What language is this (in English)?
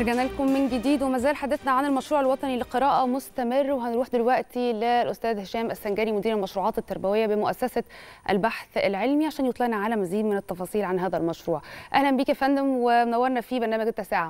Arabic